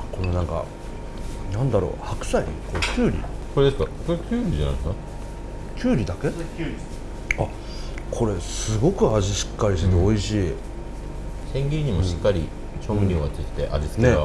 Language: Japanese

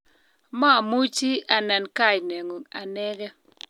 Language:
Kalenjin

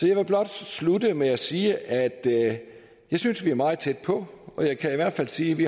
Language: Danish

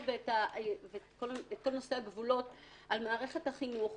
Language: Hebrew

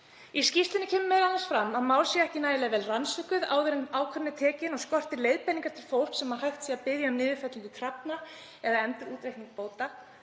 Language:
Icelandic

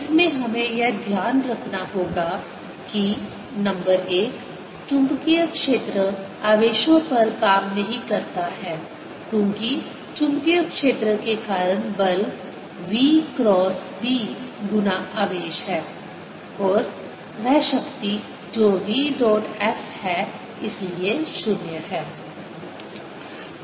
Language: Hindi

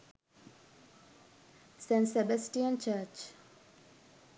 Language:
Sinhala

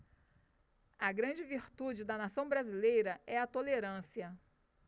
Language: Portuguese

